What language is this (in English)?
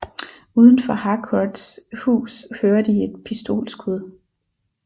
Danish